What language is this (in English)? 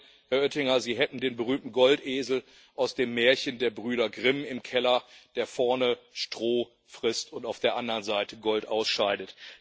German